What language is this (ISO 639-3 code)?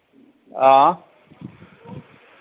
doi